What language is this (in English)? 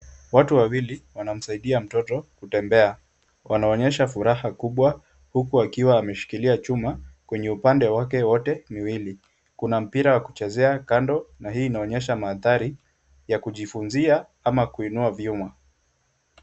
Swahili